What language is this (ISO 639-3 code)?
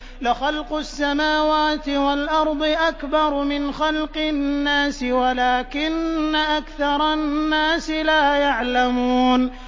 ara